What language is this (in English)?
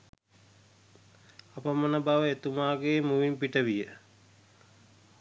Sinhala